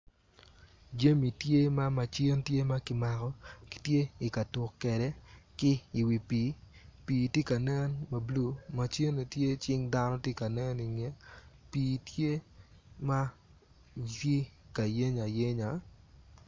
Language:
Acoli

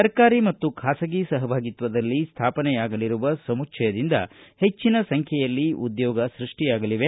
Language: Kannada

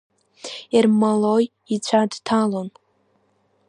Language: Abkhazian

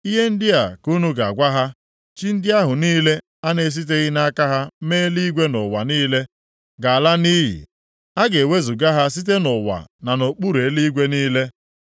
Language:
Igbo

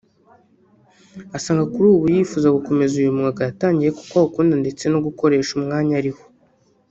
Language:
Kinyarwanda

